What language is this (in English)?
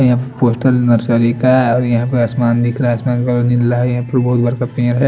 Hindi